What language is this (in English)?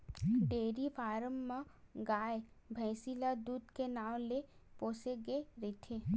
Chhattisgarhi